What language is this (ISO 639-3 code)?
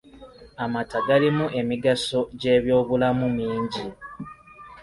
lug